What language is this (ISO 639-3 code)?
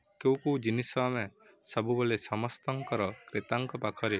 ori